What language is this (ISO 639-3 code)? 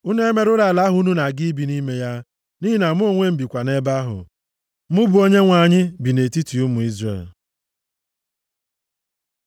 ibo